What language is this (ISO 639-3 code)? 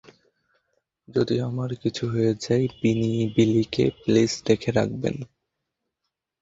ben